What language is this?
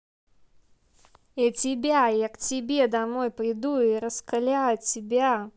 Russian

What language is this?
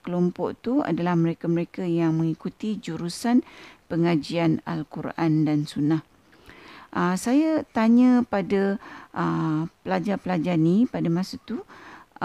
Malay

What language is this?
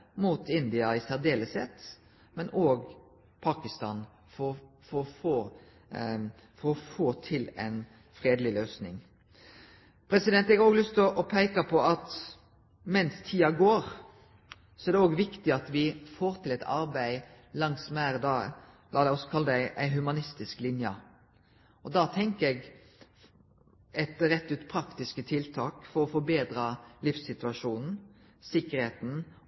Norwegian Nynorsk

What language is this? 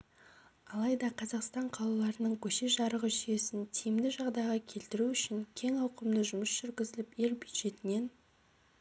Kazakh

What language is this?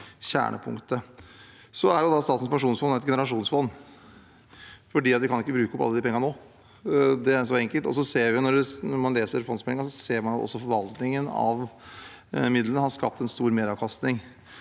Norwegian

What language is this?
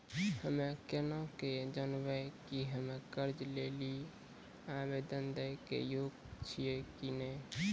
Maithili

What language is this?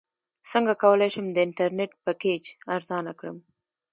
Pashto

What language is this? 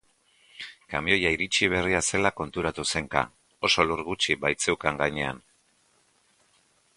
Basque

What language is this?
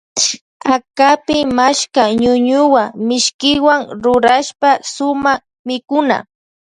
Loja Highland Quichua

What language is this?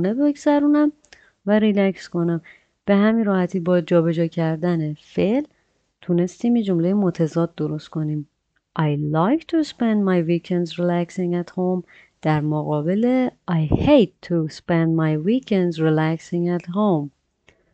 Persian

